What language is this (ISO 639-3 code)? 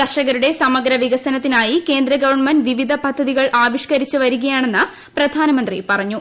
mal